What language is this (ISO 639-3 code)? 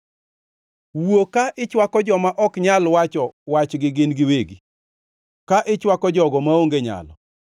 luo